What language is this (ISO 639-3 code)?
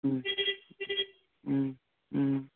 mni